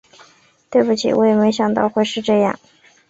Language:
Chinese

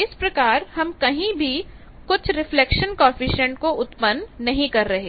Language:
Hindi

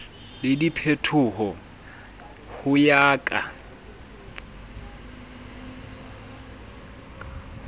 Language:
Southern Sotho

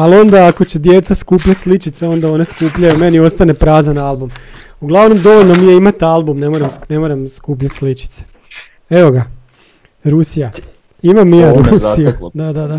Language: Croatian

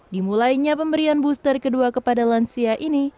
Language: Indonesian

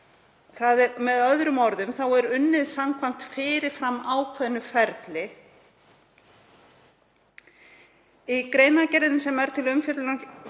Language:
Icelandic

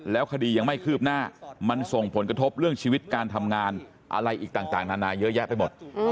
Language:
Thai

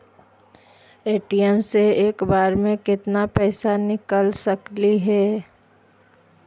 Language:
Magahi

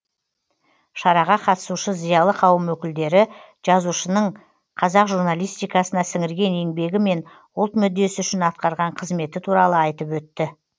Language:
Kazakh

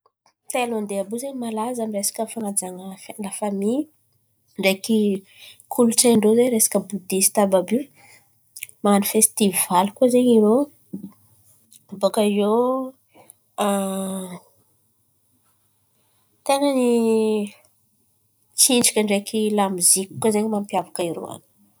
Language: Antankarana Malagasy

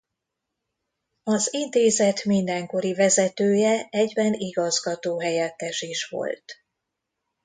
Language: Hungarian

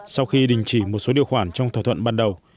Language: Vietnamese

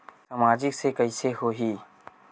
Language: Chhattisgarhi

